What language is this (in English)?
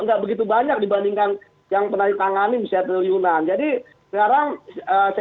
Indonesian